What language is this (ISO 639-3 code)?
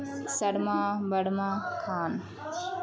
urd